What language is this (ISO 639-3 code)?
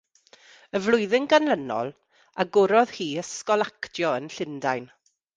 cym